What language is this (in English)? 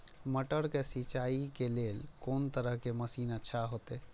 Maithili